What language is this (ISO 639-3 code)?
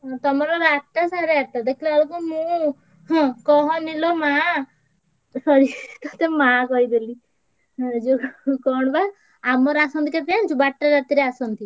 ori